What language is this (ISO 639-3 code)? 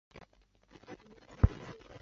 zho